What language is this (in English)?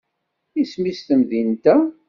Kabyle